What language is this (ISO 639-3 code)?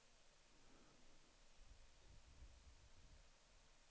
swe